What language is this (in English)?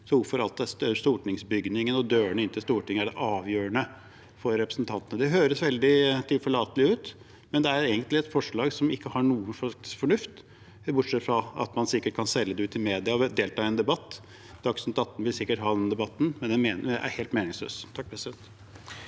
Norwegian